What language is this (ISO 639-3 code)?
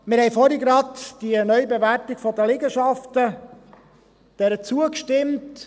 gsw